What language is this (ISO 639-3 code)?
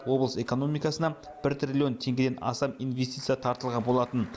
kaz